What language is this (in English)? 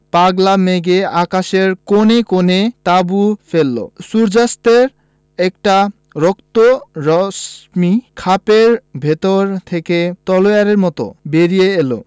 Bangla